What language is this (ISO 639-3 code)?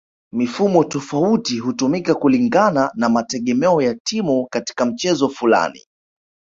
swa